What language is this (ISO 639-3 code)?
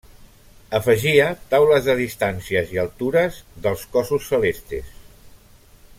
cat